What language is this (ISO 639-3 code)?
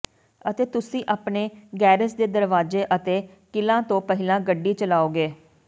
pan